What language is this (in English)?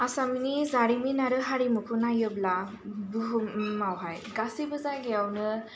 Bodo